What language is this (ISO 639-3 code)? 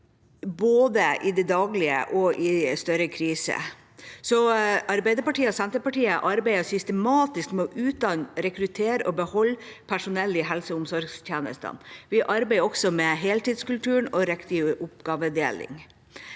nor